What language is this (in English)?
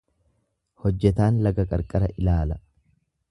Oromo